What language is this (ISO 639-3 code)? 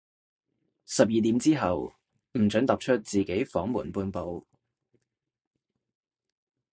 yue